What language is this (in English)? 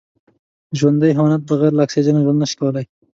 Pashto